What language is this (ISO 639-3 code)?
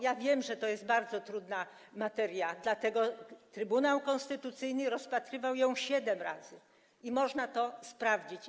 pol